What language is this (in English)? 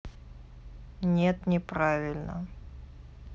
Russian